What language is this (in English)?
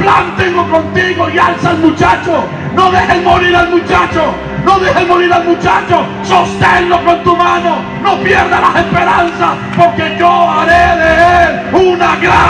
Spanish